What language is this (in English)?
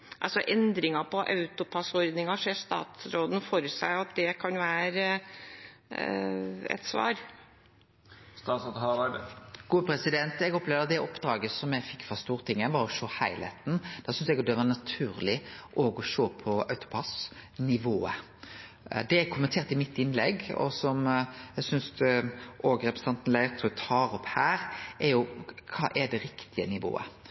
Norwegian